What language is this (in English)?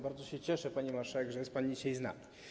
Polish